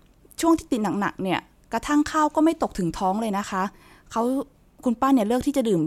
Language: Thai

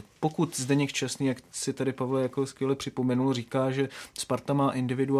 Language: Czech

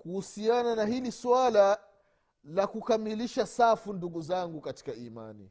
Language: Swahili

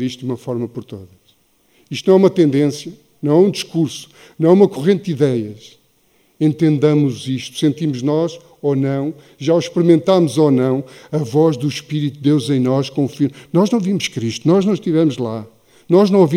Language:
Portuguese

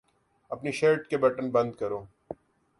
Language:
Urdu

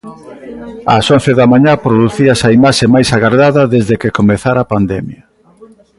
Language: Galician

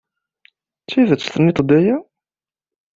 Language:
Kabyle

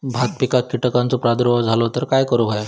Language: Marathi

